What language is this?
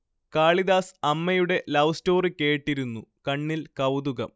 Malayalam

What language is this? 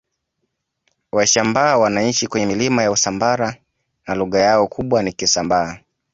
Swahili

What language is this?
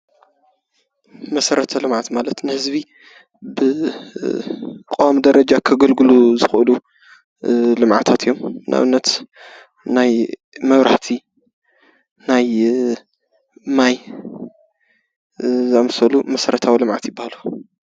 Tigrinya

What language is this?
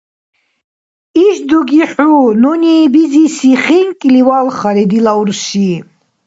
Dargwa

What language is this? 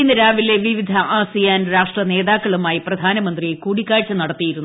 Malayalam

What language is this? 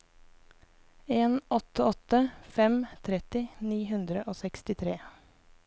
Norwegian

